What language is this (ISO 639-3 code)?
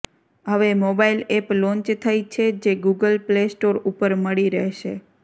guj